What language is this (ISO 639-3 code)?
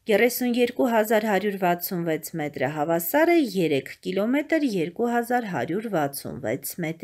tur